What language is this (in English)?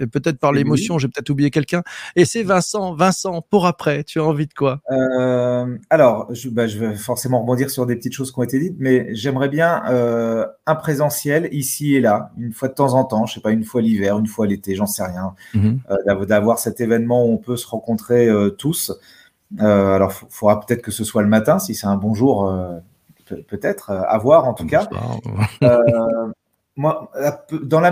French